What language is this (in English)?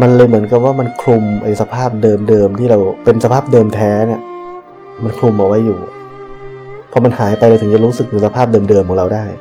Thai